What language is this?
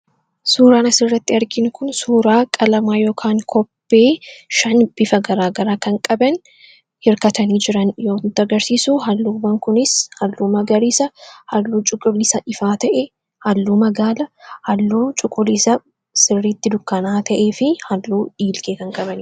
Oromo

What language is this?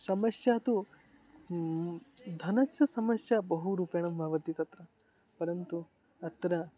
Sanskrit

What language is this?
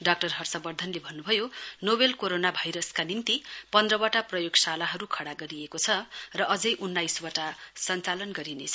Nepali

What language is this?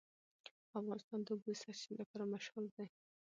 Pashto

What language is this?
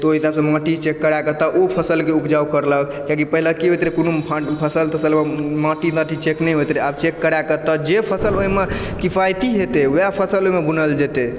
Maithili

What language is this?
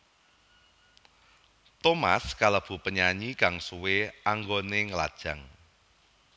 Javanese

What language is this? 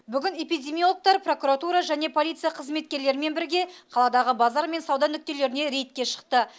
Kazakh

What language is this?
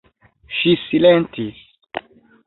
Esperanto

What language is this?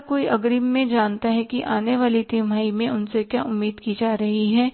Hindi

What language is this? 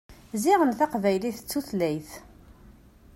Kabyle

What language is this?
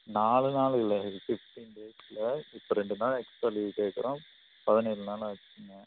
Tamil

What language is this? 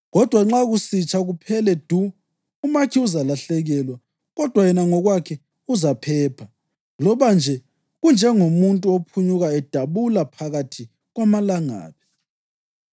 North Ndebele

